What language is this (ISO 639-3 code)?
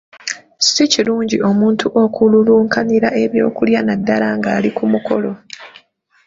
lug